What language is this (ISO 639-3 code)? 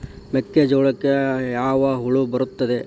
kan